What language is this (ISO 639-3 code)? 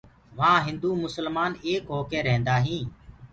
ggg